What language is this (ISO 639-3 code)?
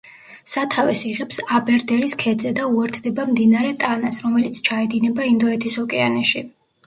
kat